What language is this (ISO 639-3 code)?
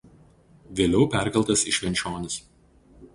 lit